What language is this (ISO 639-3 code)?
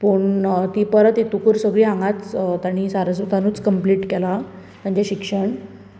kok